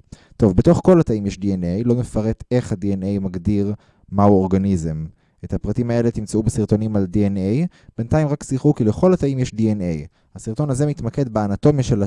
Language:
Hebrew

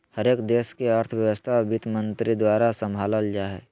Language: Magahi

